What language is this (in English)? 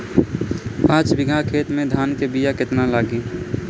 Bhojpuri